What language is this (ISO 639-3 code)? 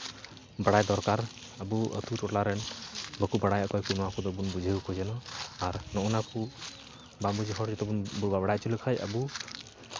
sat